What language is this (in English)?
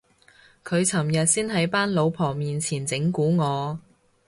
Cantonese